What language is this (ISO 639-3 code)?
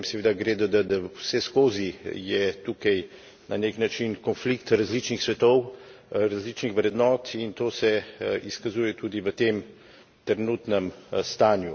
slv